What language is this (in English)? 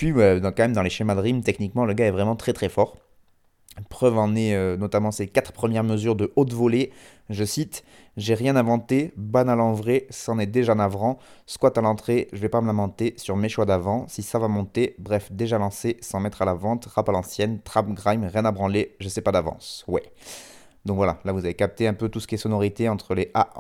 French